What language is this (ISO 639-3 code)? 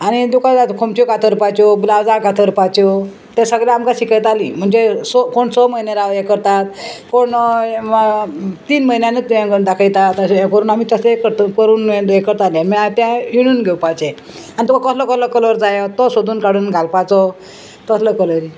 kok